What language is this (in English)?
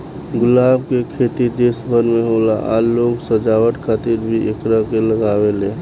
Bhojpuri